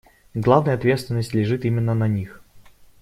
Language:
Russian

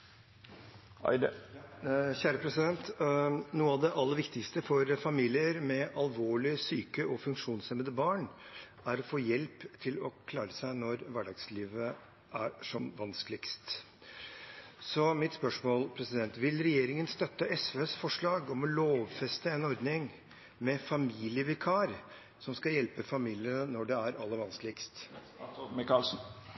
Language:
Norwegian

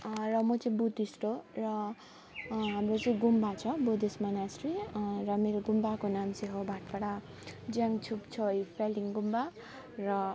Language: Nepali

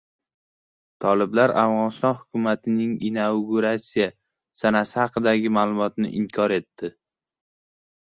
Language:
Uzbek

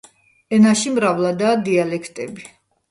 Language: Georgian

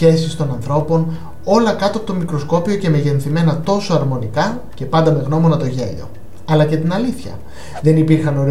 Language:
Greek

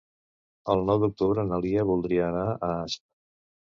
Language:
Catalan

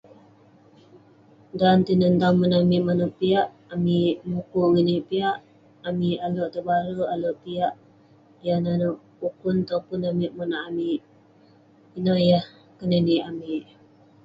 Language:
Western Penan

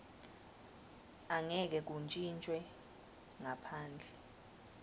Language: Swati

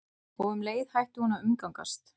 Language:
Icelandic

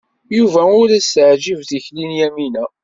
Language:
Kabyle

